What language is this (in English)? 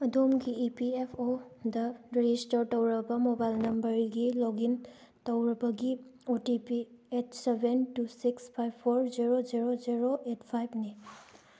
Manipuri